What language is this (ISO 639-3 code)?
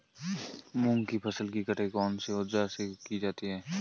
hin